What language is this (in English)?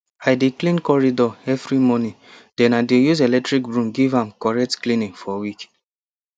Nigerian Pidgin